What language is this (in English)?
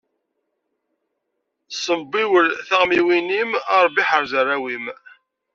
Kabyle